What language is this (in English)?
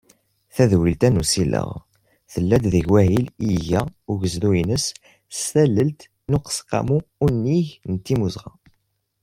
Kabyle